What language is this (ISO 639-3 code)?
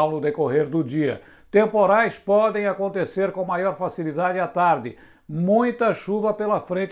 por